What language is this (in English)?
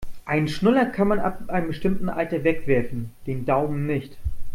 German